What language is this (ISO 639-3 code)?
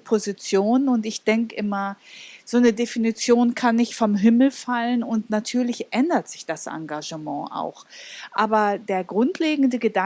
deu